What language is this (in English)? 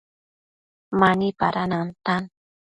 Matsés